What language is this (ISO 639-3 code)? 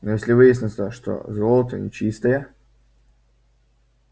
rus